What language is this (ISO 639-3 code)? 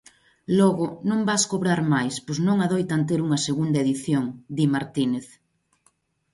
glg